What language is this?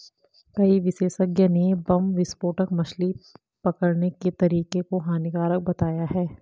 Hindi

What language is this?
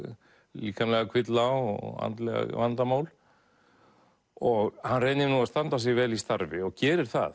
Icelandic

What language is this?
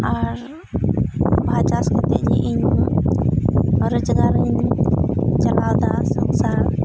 Santali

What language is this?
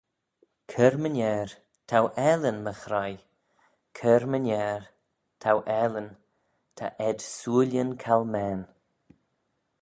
Manx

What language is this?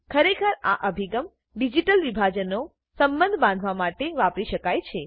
Gujarati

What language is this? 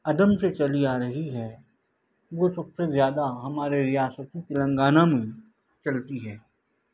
Urdu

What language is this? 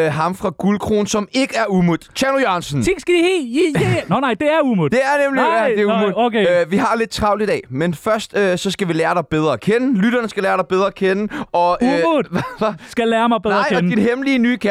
Danish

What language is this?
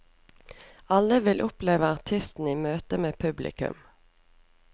Norwegian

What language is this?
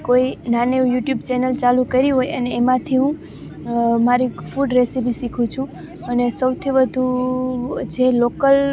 Gujarati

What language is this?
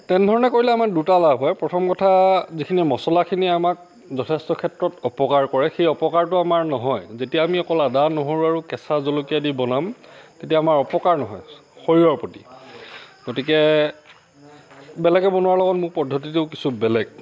Assamese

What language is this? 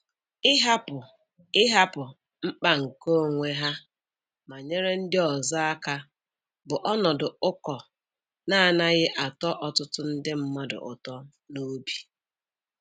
Igbo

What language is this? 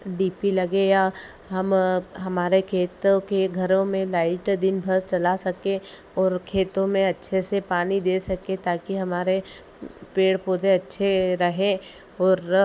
Hindi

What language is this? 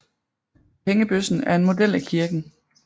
Danish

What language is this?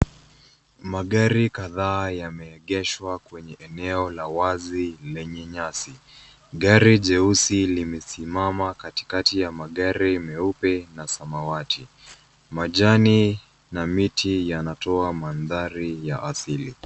Swahili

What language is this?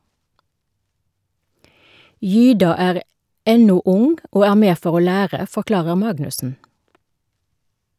Norwegian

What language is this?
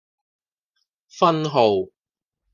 Cantonese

